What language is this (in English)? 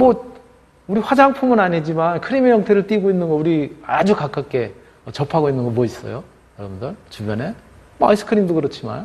Korean